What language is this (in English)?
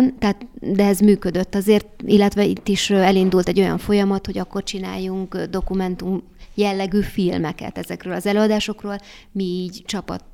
Hungarian